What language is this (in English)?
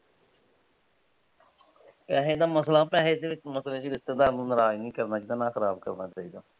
Punjabi